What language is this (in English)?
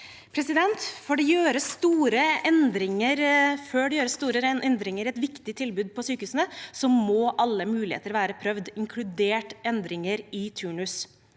Norwegian